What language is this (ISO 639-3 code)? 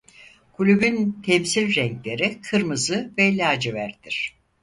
tur